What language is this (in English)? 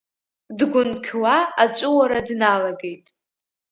Abkhazian